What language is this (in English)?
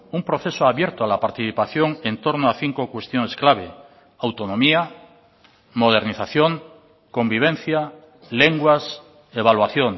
Spanish